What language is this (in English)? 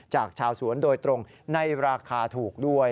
Thai